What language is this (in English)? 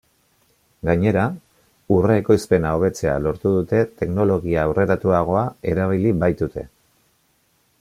Basque